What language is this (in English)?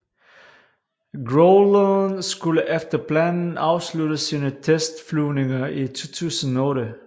Danish